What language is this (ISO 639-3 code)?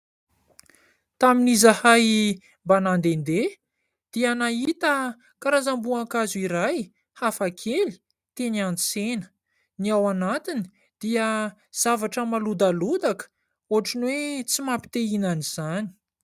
mlg